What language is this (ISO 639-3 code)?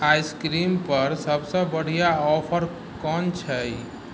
mai